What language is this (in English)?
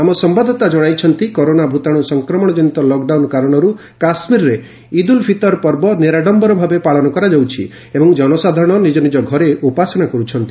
Odia